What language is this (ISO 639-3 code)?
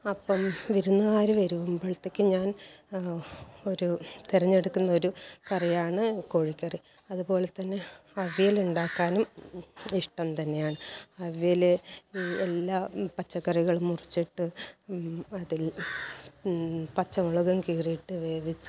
mal